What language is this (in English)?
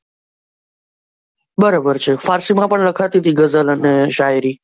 Gujarati